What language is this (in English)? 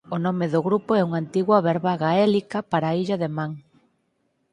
Galician